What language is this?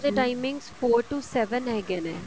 Punjabi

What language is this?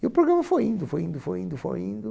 Portuguese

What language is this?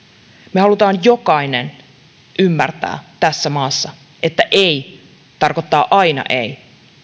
Finnish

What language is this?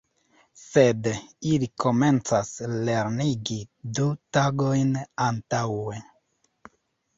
Esperanto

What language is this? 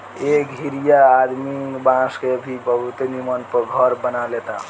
Bhojpuri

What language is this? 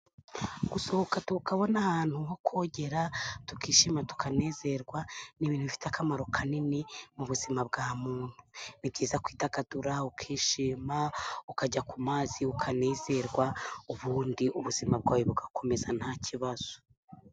Kinyarwanda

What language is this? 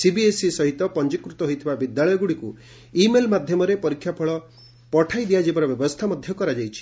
Odia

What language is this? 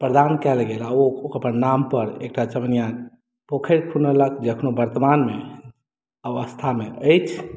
Maithili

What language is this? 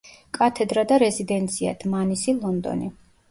Georgian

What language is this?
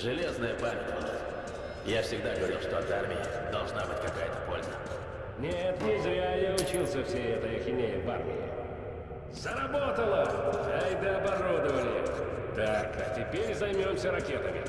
Russian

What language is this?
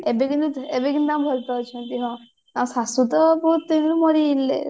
Odia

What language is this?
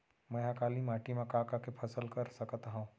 Chhattisgarhi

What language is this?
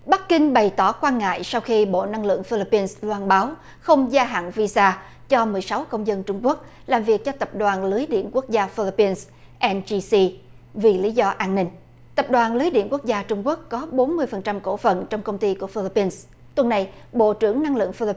Vietnamese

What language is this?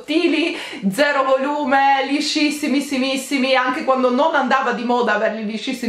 Italian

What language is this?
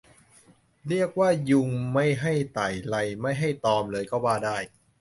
Thai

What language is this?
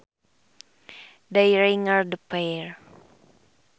Sundanese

